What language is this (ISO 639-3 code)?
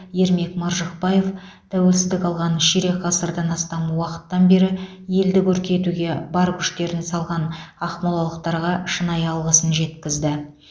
kaz